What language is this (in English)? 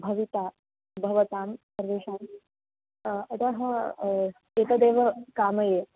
Sanskrit